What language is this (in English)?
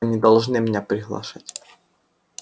Russian